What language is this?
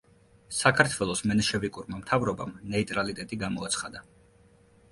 Georgian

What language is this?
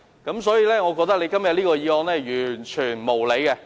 Cantonese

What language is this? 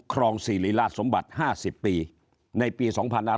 Thai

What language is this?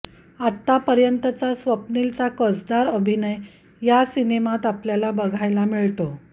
Marathi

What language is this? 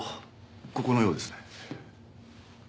Japanese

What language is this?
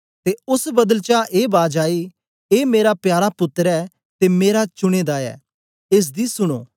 Dogri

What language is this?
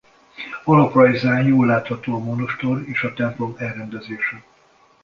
Hungarian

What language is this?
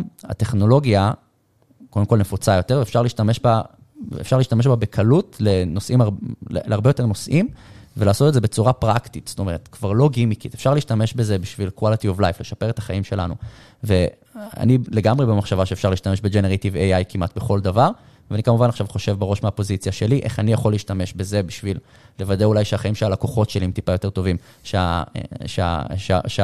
Hebrew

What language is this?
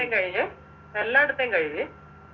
Malayalam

